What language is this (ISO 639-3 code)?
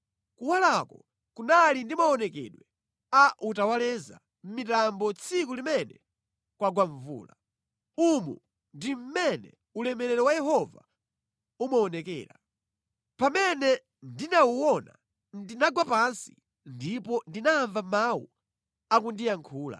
nya